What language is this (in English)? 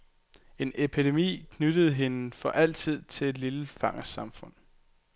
Danish